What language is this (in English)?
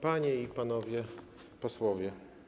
Polish